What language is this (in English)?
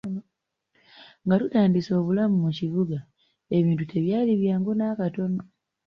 Ganda